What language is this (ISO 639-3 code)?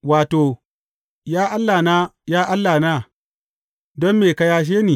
hau